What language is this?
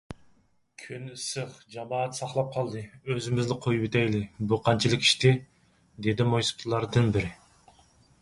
Uyghur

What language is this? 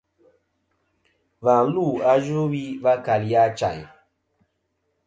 Kom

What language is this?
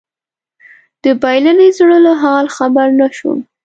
Pashto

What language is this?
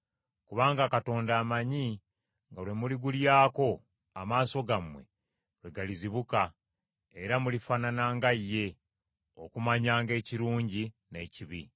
Ganda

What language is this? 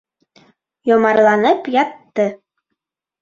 Bashkir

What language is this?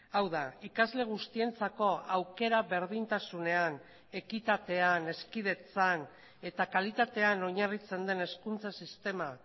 Basque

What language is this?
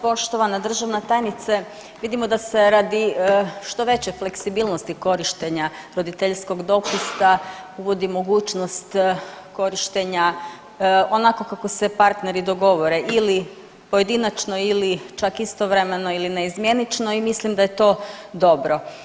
Croatian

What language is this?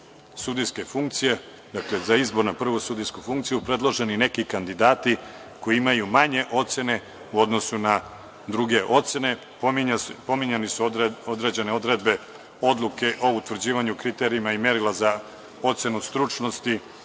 Serbian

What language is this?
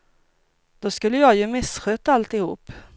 Swedish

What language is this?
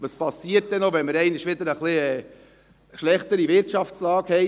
Swiss German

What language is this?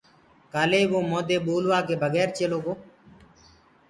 Gurgula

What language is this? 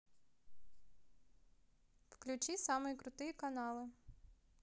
Russian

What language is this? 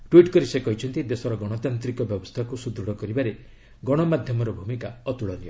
Odia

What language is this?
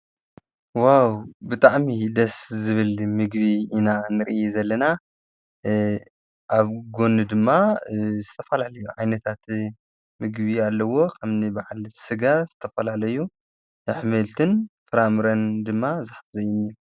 Tigrinya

